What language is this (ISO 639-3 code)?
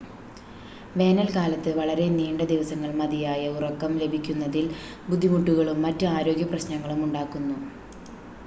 mal